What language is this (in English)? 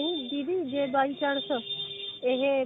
Punjabi